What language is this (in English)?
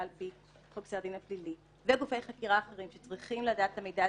Hebrew